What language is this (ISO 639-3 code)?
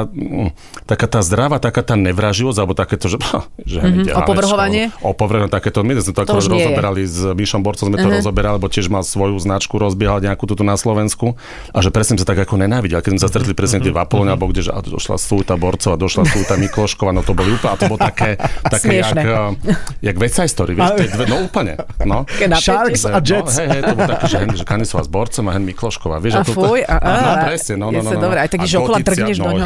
slk